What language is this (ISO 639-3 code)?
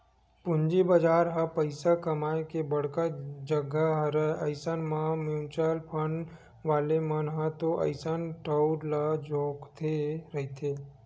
hne